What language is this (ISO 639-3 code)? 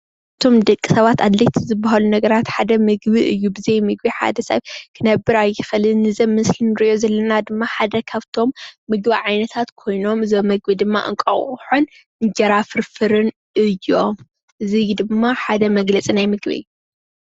tir